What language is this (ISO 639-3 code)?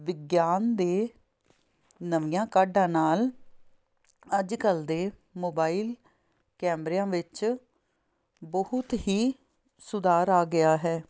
pan